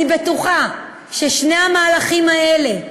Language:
Hebrew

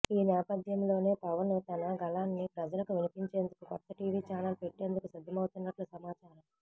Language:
Telugu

